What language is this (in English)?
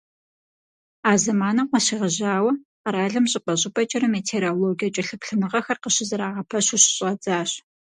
Kabardian